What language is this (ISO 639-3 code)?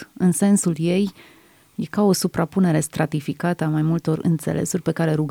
ron